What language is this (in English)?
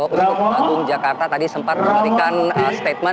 Indonesian